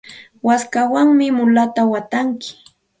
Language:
Santa Ana de Tusi Pasco Quechua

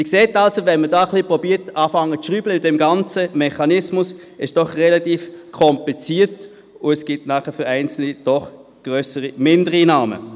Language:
Swiss German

